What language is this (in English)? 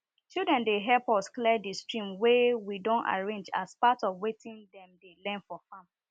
Nigerian Pidgin